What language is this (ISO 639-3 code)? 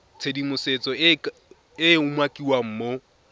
tsn